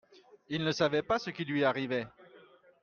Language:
French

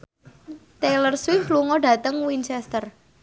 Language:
Javanese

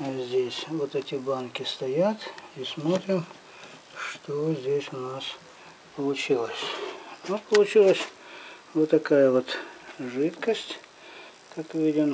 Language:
Russian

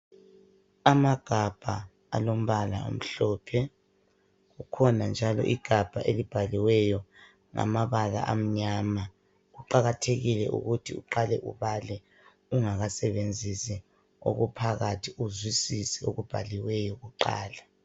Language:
North Ndebele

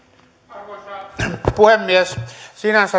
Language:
Finnish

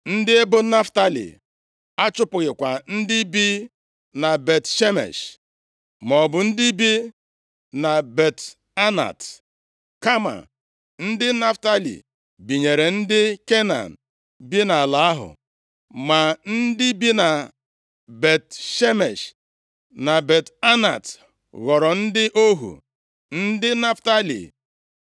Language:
Igbo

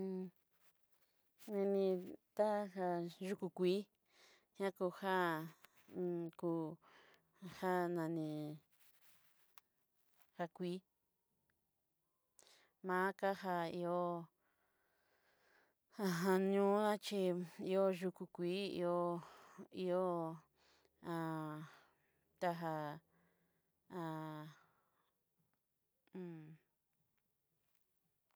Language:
Southeastern Nochixtlán Mixtec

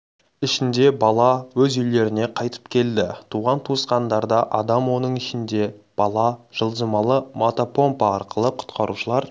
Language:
Kazakh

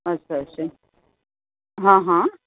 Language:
Gujarati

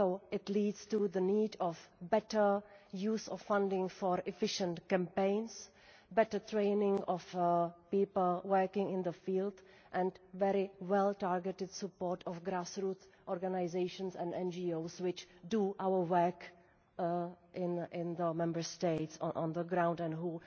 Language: English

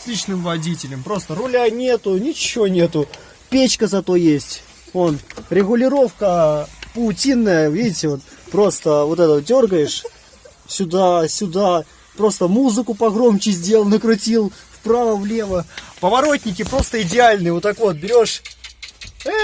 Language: Russian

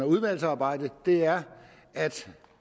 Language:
Danish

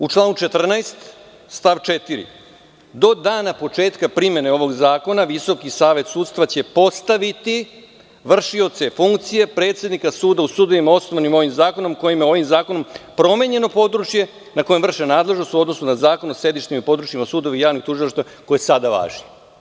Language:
Serbian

